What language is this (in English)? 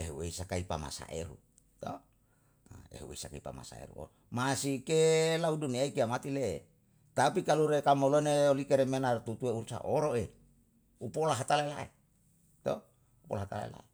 Yalahatan